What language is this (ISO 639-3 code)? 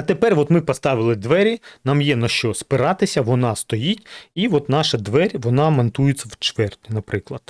ukr